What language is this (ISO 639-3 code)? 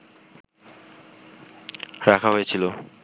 ben